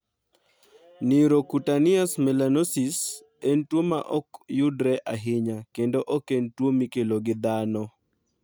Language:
Luo (Kenya and Tanzania)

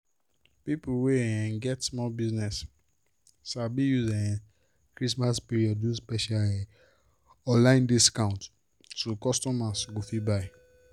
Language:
Nigerian Pidgin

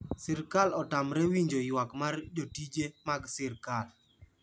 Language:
Luo (Kenya and Tanzania)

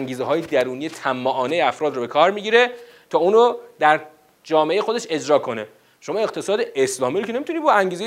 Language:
Persian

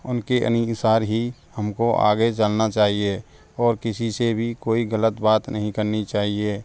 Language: Hindi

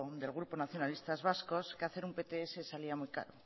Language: Spanish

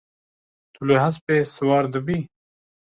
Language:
Kurdish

